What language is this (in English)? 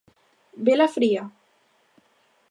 Galician